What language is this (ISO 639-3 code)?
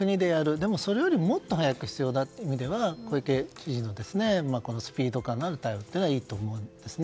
jpn